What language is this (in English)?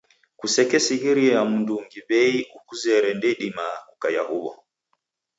Taita